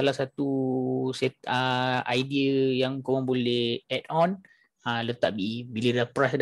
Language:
Malay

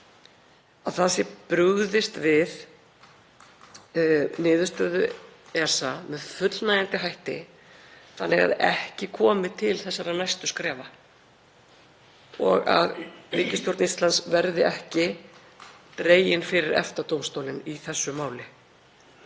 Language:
Icelandic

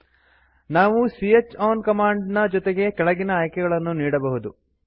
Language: Kannada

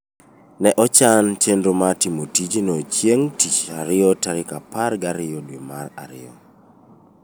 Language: Luo (Kenya and Tanzania)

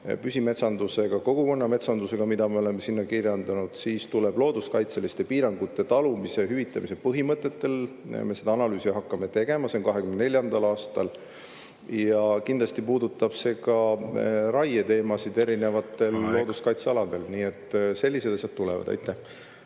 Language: Estonian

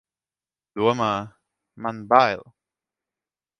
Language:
Latvian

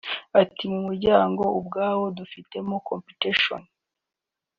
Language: Kinyarwanda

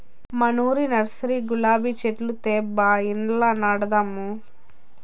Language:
Telugu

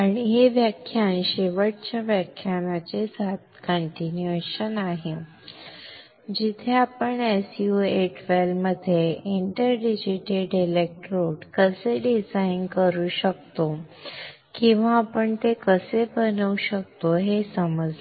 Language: Marathi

